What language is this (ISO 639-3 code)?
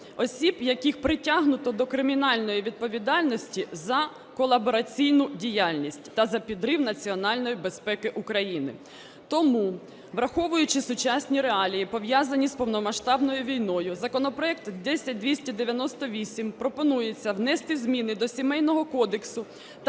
ukr